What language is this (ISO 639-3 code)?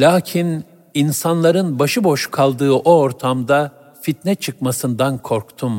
tur